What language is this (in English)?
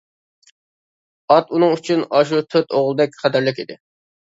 Uyghur